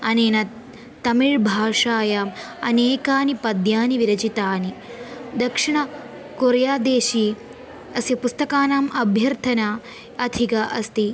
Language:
Sanskrit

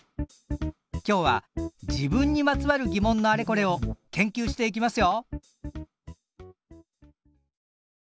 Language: Japanese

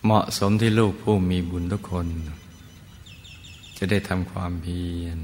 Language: Thai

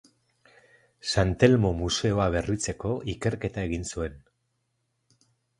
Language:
Basque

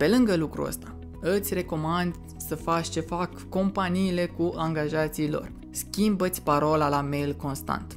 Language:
Romanian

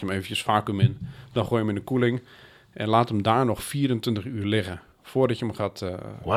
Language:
Dutch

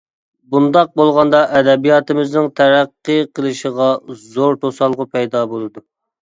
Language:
Uyghur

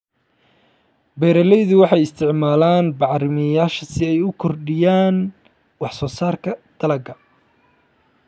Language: Somali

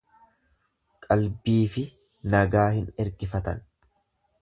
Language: Oromo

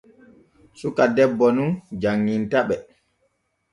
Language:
Borgu Fulfulde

